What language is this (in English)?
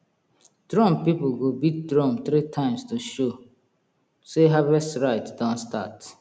Nigerian Pidgin